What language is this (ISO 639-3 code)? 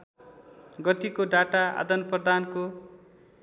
nep